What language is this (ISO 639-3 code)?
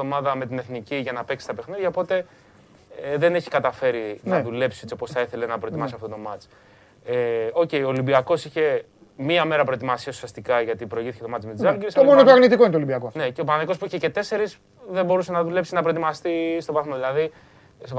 ell